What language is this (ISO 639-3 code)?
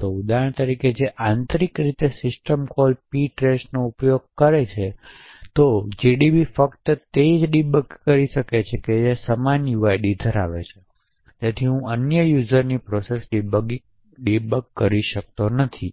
guj